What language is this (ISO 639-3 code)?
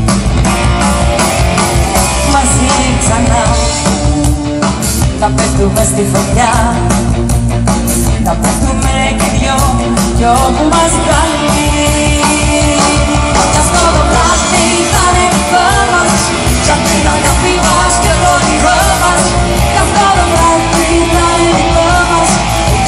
ron